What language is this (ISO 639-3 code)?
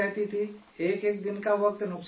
urd